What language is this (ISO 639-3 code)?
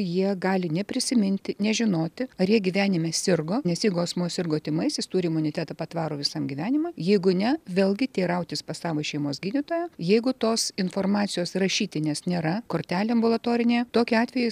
lit